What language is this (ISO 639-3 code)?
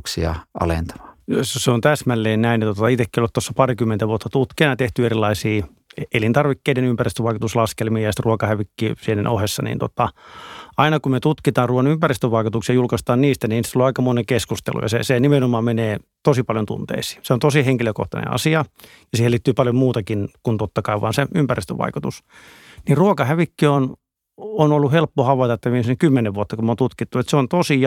fin